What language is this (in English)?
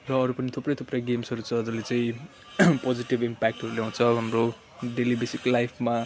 Nepali